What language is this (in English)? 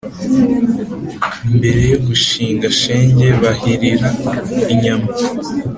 Kinyarwanda